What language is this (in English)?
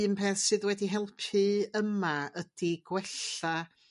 Welsh